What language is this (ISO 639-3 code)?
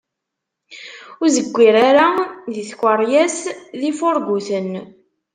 kab